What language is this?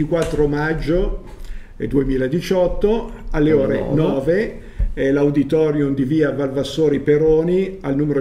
Italian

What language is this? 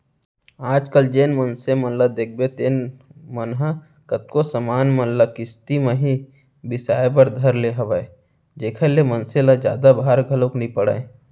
Chhattisgarhi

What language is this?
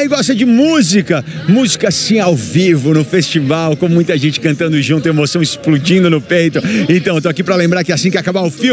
Portuguese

